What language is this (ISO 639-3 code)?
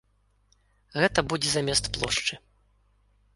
bel